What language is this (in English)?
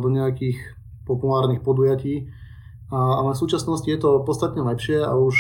Slovak